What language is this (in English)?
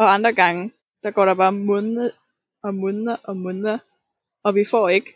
Danish